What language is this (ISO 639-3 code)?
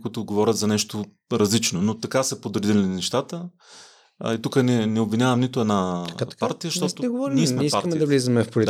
bul